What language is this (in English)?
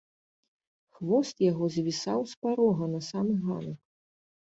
Belarusian